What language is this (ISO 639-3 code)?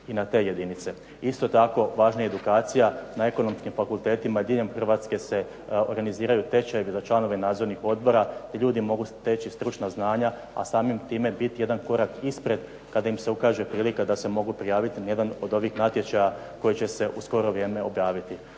hrv